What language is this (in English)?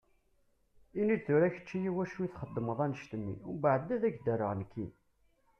Kabyle